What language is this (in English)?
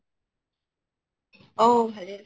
Assamese